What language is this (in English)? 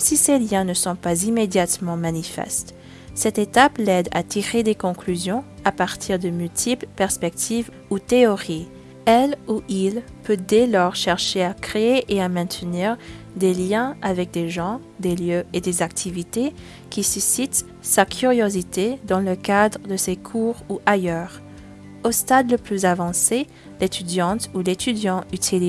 French